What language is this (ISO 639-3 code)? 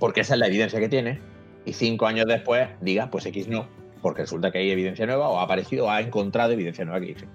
spa